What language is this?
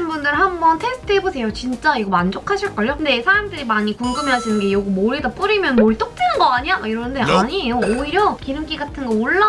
Korean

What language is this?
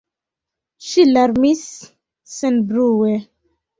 Esperanto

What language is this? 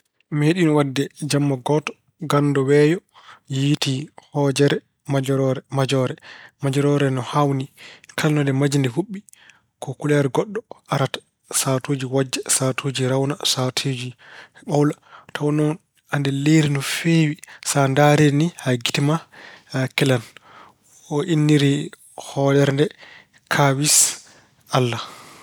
Fula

